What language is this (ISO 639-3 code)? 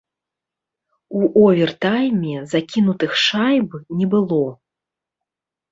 bel